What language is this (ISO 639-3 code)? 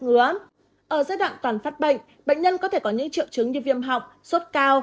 vie